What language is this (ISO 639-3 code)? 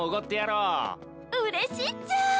jpn